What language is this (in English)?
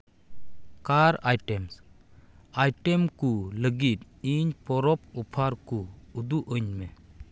Santali